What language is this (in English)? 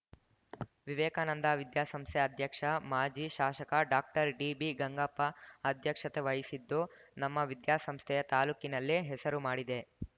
Kannada